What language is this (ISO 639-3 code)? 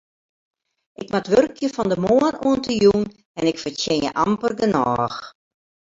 fry